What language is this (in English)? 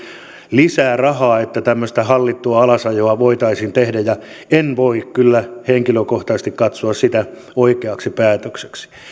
Finnish